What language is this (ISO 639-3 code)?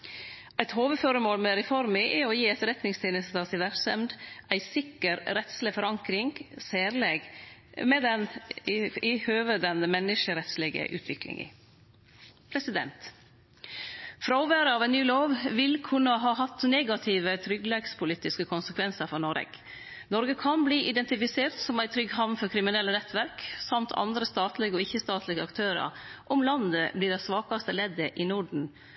nno